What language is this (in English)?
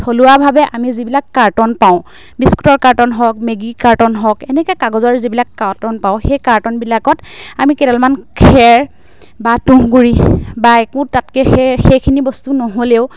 Assamese